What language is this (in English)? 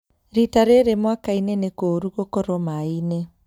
Kikuyu